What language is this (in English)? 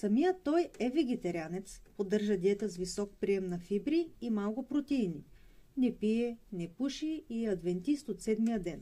Bulgarian